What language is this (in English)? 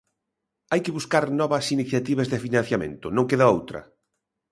Galician